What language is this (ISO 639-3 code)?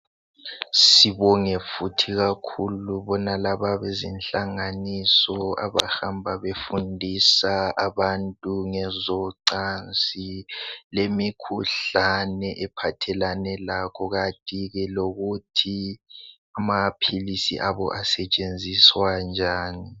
nde